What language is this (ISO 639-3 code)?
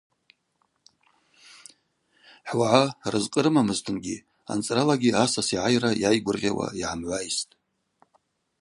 abq